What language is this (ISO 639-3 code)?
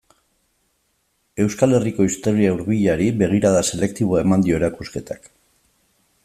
eus